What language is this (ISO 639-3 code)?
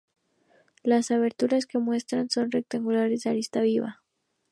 spa